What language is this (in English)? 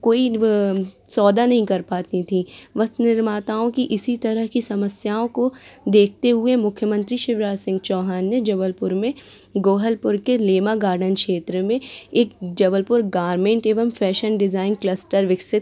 Hindi